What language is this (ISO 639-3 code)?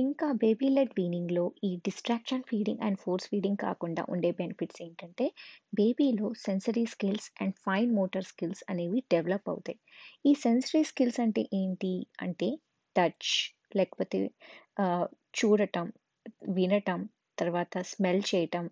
tel